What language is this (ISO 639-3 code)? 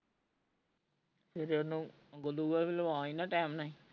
pan